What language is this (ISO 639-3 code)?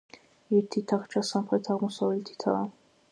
kat